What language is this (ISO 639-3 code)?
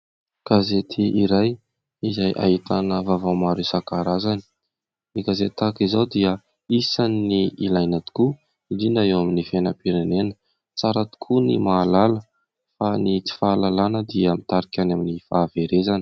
mlg